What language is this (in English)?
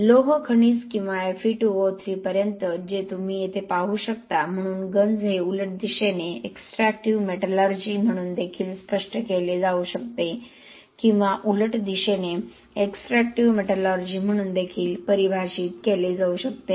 Marathi